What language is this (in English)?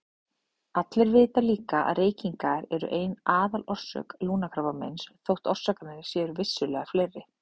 Icelandic